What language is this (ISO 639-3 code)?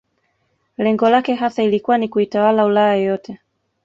swa